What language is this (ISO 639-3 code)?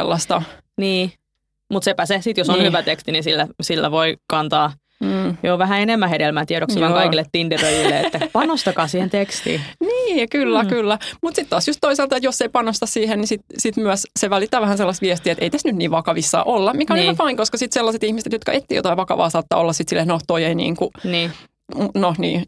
fin